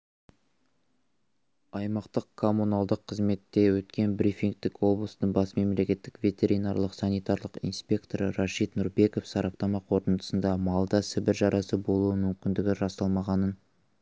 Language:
Kazakh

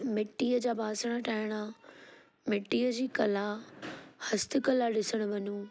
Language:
Sindhi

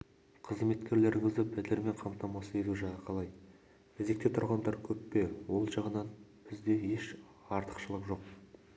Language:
Kazakh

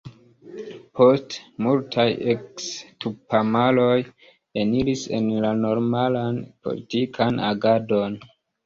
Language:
Esperanto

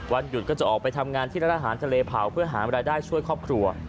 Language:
Thai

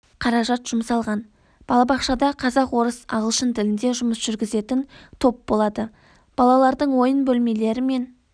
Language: Kazakh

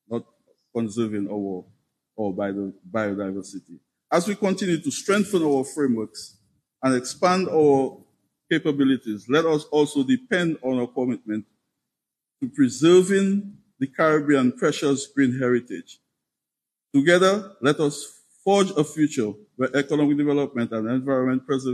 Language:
English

